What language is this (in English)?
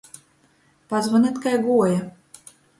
Latgalian